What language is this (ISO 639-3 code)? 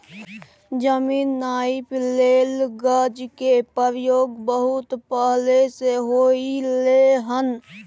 mai